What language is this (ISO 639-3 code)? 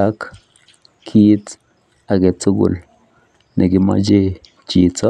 kln